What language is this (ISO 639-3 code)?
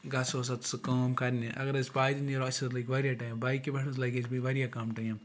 kas